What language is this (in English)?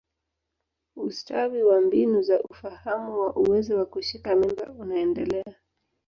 Swahili